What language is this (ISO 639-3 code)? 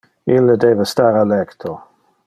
ina